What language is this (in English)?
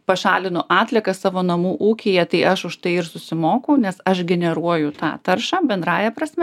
Lithuanian